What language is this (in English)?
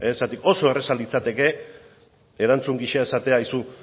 Basque